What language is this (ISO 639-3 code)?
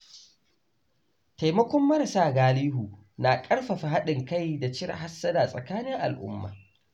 hau